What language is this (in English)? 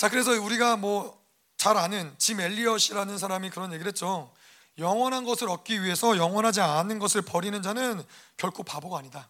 Korean